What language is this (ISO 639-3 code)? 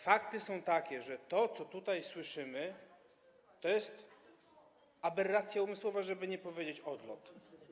pol